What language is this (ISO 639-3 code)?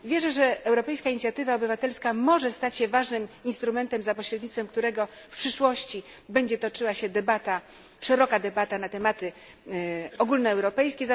pol